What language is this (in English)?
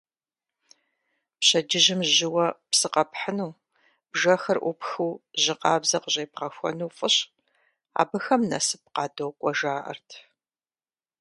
Kabardian